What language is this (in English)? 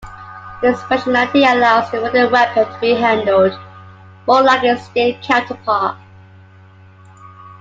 English